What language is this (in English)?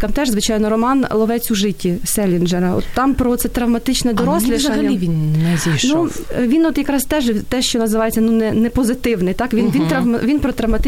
Ukrainian